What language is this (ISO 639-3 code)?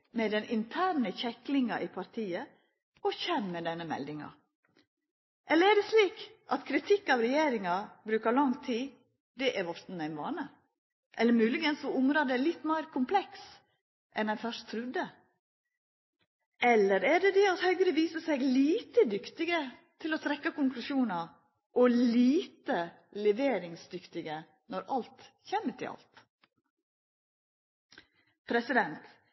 nno